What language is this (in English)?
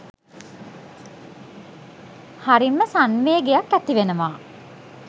Sinhala